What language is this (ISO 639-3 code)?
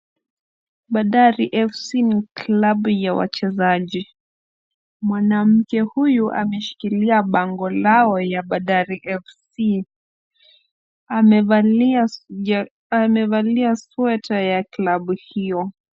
swa